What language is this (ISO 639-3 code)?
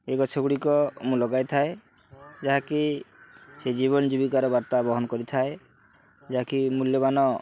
ori